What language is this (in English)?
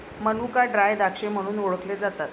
Marathi